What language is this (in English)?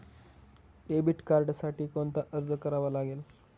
Marathi